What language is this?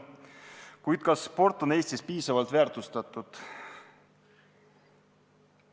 Estonian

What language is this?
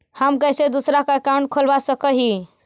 Magahi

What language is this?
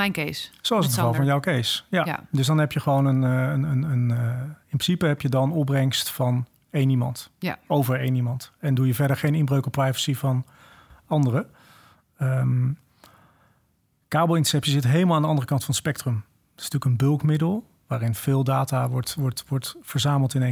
Dutch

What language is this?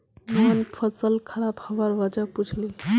Magahi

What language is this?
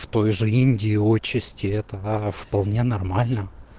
Russian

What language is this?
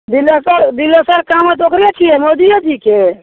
Maithili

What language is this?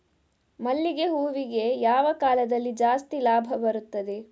Kannada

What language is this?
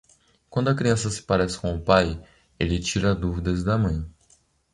Portuguese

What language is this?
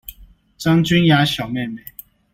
Chinese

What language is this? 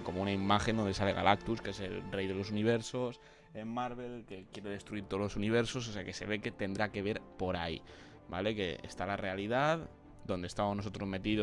Spanish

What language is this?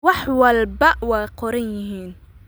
Somali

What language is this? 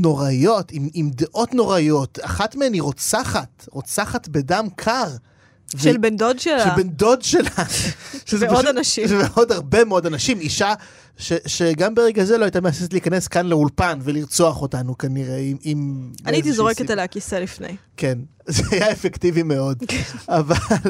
Hebrew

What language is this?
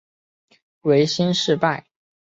Chinese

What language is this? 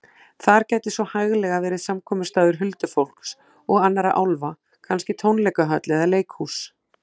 Icelandic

